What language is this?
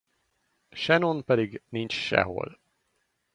Hungarian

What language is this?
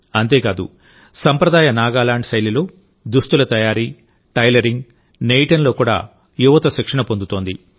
Telugu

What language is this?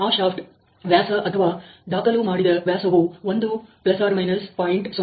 Kannada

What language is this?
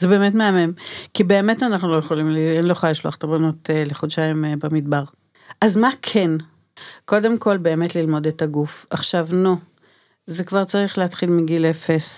Hebrew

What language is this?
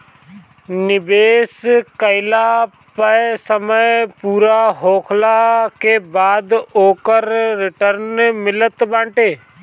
Bhojpuri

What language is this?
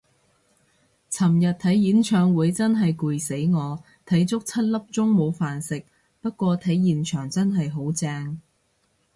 Cantonese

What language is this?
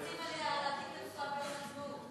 Hebrew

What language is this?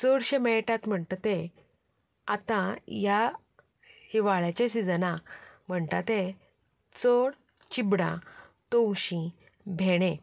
Konkani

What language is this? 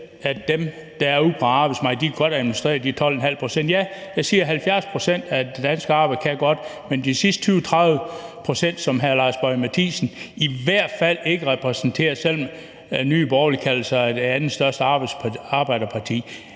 Danish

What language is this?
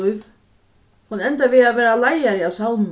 Faroese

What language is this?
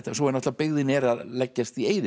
Icelandic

